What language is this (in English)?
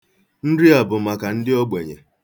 Igbo